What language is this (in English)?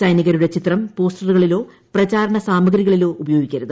Malayalam